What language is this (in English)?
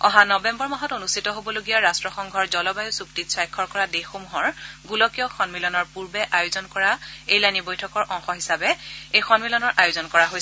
Assamese